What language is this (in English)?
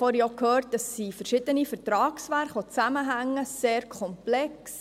Swiss German